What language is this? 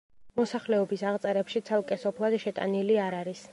Georgian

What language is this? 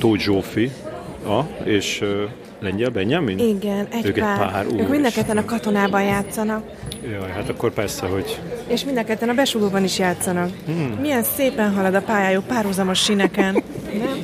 Hungarian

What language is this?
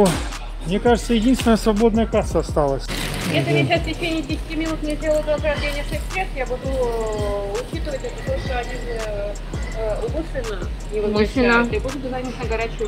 Russian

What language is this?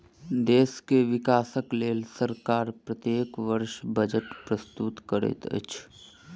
Maithili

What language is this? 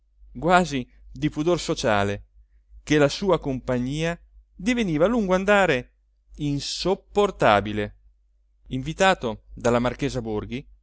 Italian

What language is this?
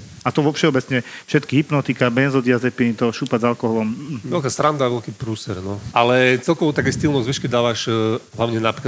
Slovak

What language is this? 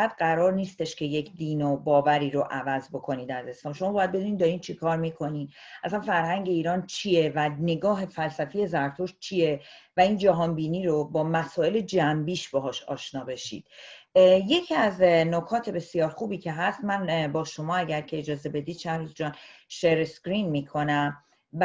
Persian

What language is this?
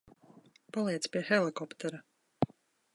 Latvian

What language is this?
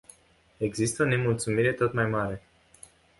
Romanian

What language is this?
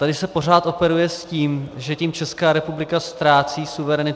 Czech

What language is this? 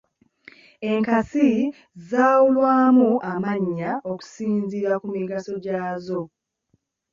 Ganda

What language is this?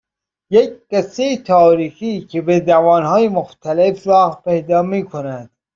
Persian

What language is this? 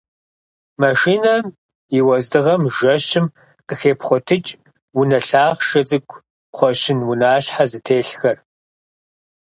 Kabardian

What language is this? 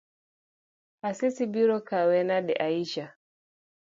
Luo (Kenya and Tanzania)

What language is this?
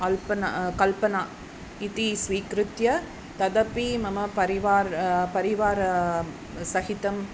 Sanskrit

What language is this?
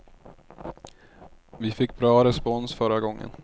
Swedish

